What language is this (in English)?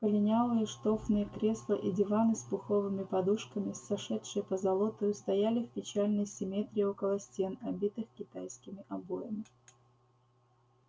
Russian